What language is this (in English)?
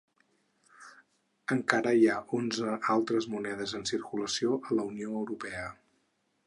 Catalan